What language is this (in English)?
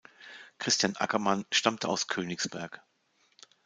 German